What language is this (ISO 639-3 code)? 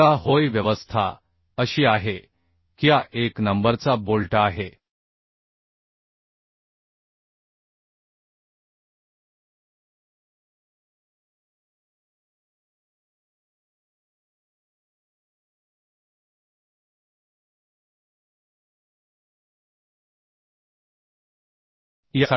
mar